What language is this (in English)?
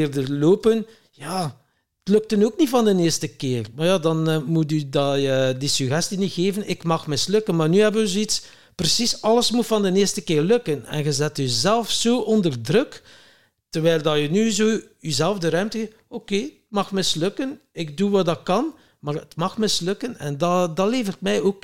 Dutch